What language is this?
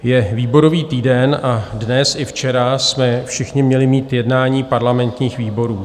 Czech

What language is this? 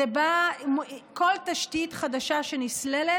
Hebrew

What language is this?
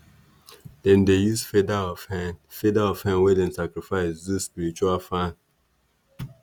Nigerian Pidgin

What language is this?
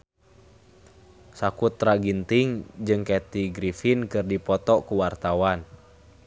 Sundanese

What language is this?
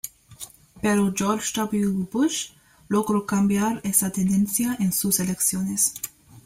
Spanish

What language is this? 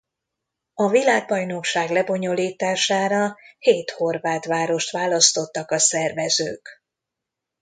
Hungarian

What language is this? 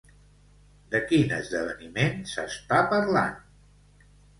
Catalan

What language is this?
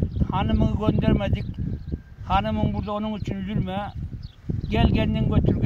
Turkish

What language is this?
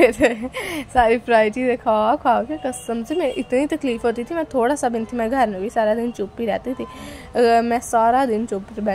Hindi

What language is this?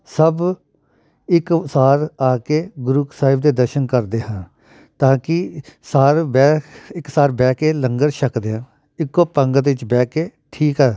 Punjabi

